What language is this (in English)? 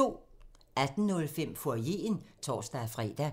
Danish